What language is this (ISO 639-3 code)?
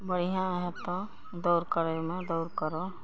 mai